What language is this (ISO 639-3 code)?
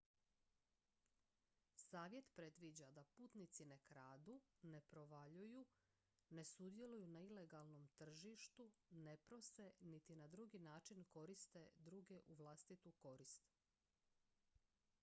hrv